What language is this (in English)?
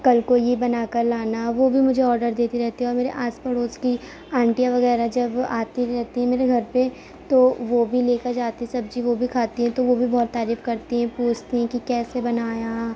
Urdu